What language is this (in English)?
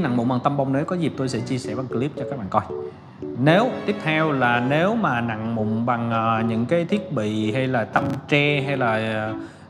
Vietnamese